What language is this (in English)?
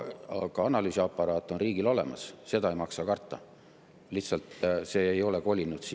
Estonian